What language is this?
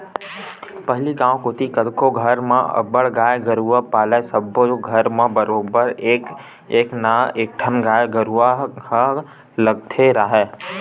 Chhattisgarhi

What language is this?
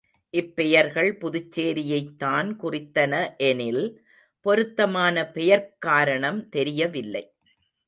Tamil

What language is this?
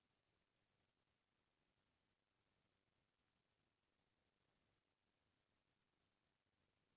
Chhattisgarhi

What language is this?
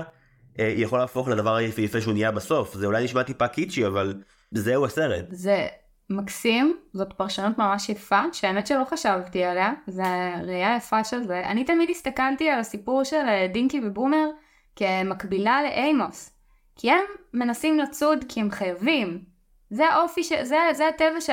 Hebrew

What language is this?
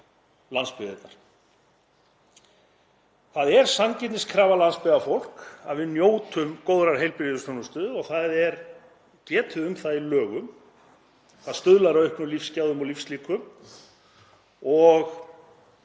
Icelandic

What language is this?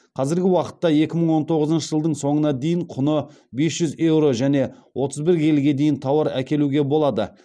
Kazakh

